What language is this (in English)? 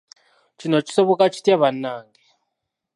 Ganda